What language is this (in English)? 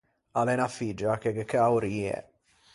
Ligurian